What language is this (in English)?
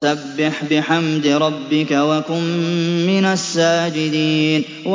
Arabic